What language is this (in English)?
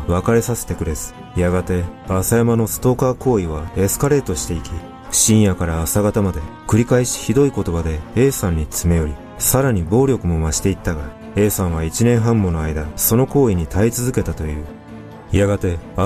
Japanese